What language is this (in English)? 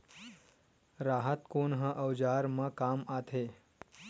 Chhattisgarhi